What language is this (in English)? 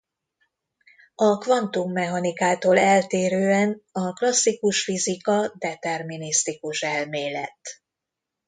Hungarian